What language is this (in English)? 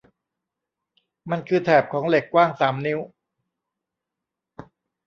Thai